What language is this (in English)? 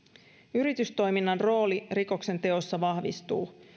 Finnish